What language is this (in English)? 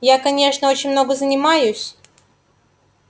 Russian